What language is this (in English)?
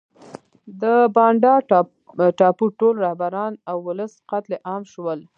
Pashto